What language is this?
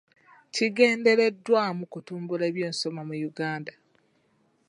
Ganda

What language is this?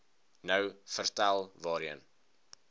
Afrikaans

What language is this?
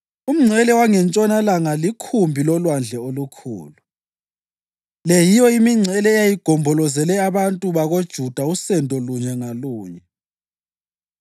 North Ndebele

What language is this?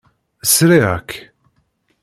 Kabyle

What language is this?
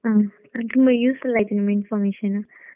Kannada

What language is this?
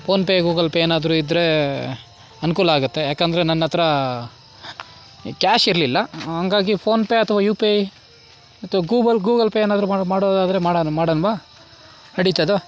Kannada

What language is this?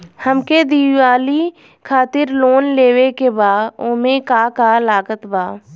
Bhojpuri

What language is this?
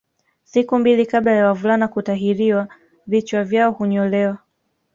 Swahili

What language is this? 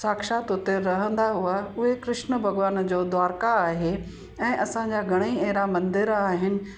Sindhi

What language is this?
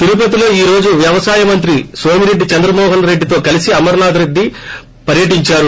Telugu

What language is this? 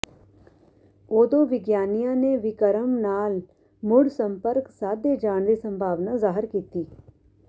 Punjabi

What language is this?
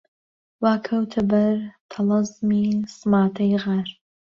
Central Kurdish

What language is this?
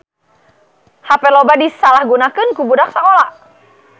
Sundanese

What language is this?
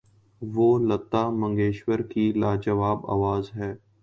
Urdu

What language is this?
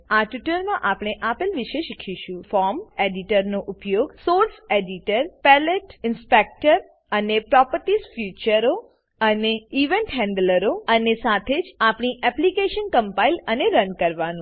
Gujarati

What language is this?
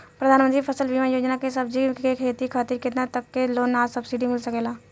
Bhojpuri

